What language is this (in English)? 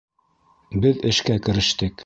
Bashkir